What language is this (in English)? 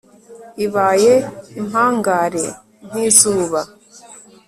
Kinyarwanda